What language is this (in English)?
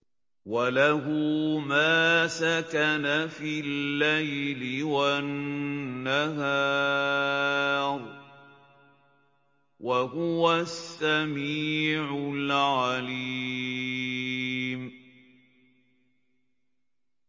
Arabic